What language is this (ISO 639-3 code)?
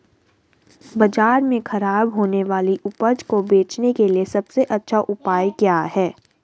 hin